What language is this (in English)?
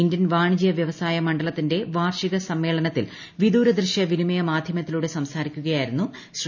Malayalam